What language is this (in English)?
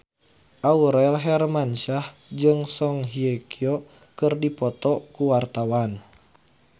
Sundanese